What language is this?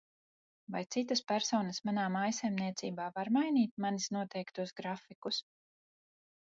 Latvian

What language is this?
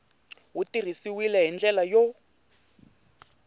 Tsonga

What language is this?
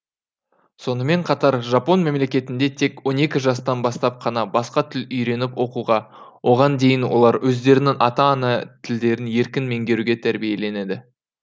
Kazakh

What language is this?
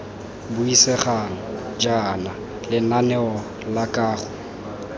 Tswana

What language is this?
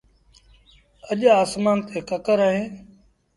Sindhi Bhil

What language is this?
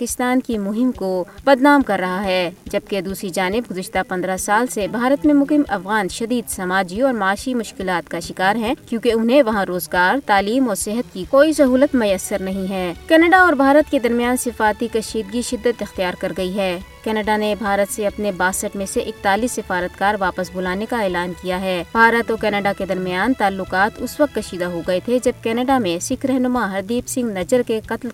Urdu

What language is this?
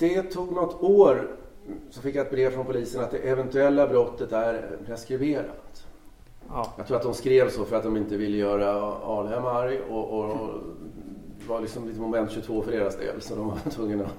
Swedish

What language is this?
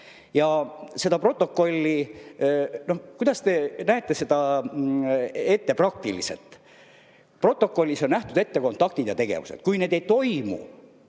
Estonian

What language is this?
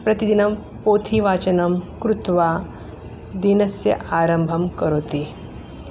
Sanskrit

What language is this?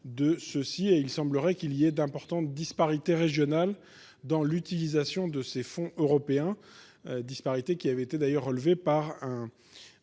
French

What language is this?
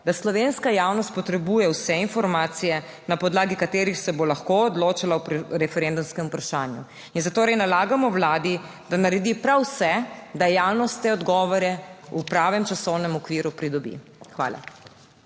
Slovenian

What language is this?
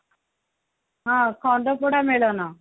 Odia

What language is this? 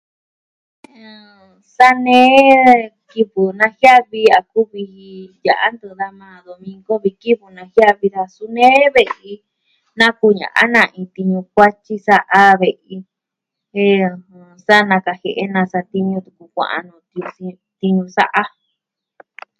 Southwestern Tlaxiaco Mixtec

